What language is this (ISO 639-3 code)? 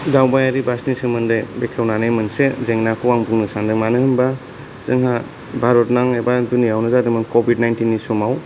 brx